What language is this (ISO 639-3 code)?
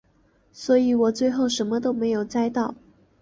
zho